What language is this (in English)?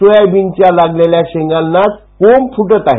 Marathi